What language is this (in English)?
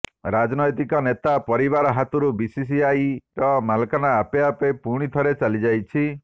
Odia